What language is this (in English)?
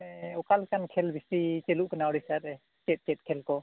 Santali